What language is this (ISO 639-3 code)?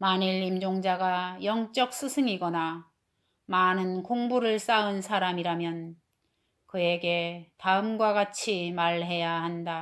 kor